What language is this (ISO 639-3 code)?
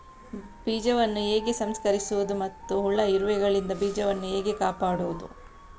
kan